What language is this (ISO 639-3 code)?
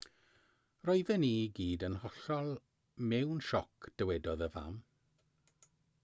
cym